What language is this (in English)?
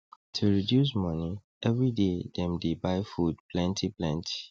Nigerian Pidgin